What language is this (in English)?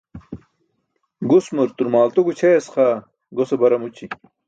Burushaski